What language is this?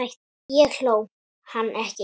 Icelandic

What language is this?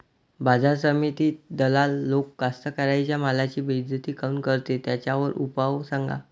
Marathi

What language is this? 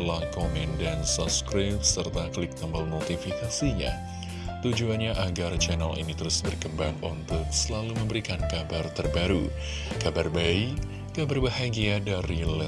Indonesian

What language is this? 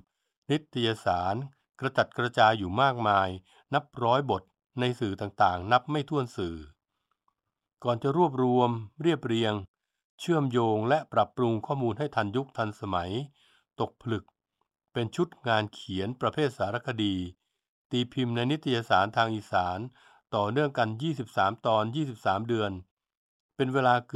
Thai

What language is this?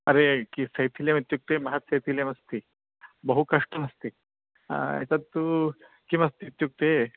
Sanskrit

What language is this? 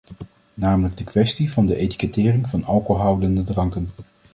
Dutch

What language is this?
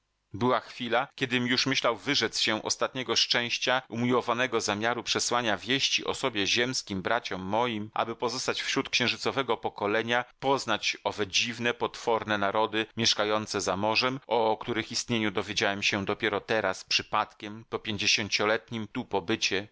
Polish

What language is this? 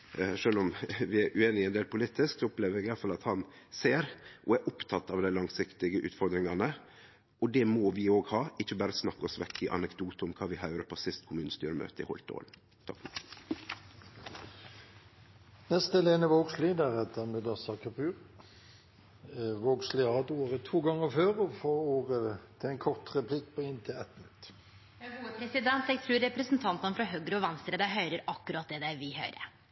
Norwegian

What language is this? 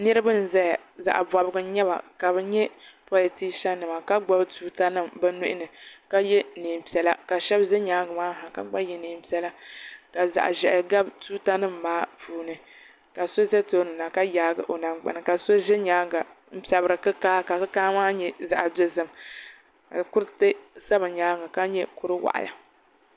Dagbani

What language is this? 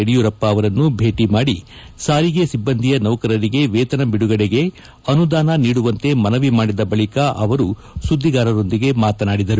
Kannada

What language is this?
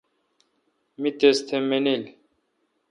Kalkoti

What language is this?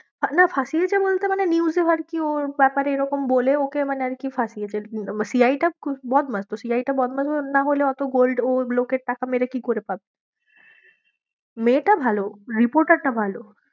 Bangla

